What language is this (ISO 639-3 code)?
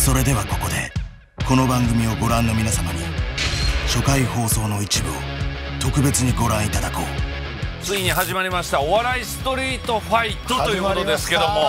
jpn